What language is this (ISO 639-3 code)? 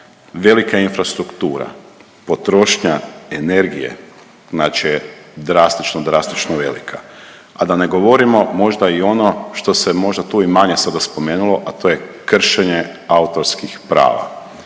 hrv